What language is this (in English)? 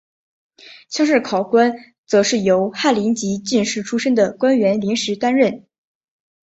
Chinese